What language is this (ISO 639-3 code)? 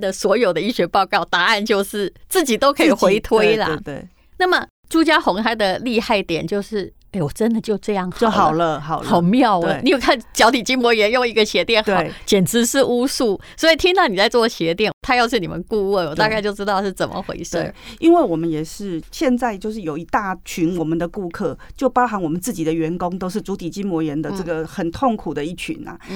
zho